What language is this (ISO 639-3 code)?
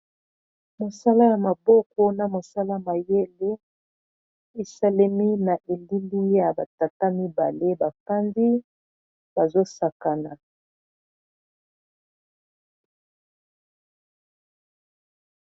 lin